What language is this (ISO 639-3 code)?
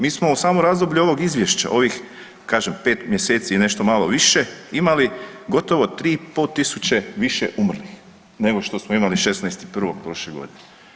hrv